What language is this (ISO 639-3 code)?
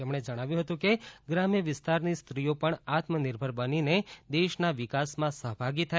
guj